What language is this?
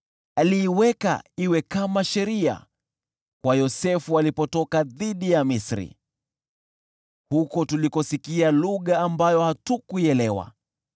Swahili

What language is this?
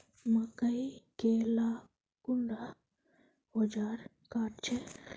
Magahi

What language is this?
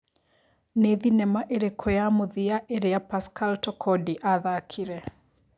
Kikuyu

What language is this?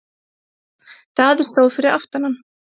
Icelandic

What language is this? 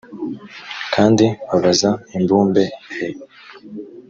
Kinyarwanda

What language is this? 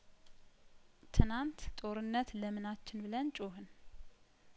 Amharic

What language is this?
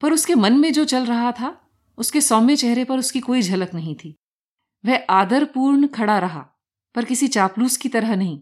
Hindi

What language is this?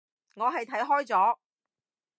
Cantonese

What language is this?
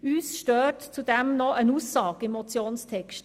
Swiss German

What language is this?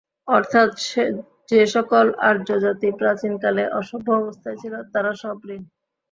Bangla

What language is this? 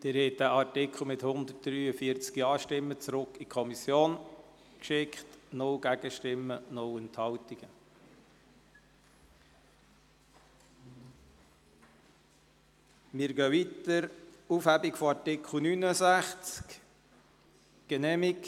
Swiss German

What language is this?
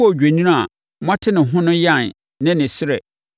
Akan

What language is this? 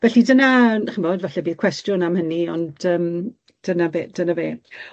Welsh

